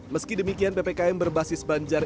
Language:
Indonesian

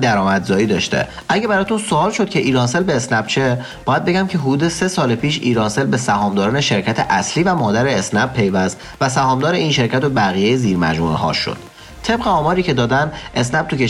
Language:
Persian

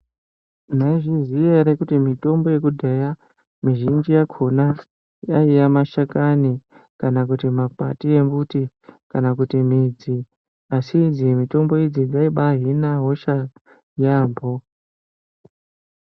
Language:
Ndau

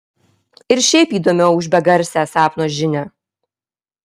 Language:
Lithuanian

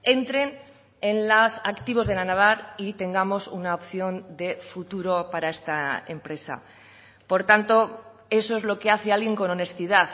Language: Spanish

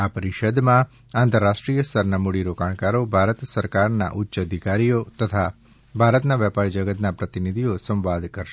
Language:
Gujarati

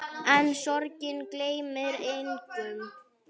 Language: Icelandic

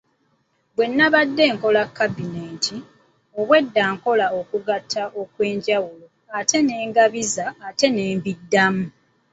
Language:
Ganda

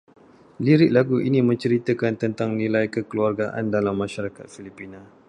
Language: Malay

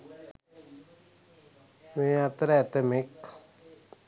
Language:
Sinhala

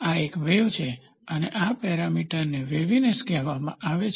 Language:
Gujarati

